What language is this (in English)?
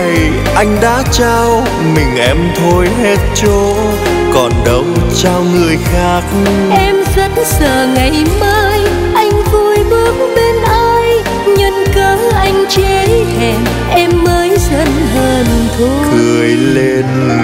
Vietnamese